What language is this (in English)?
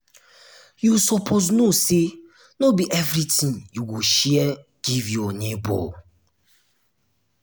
Nigerian Pidgin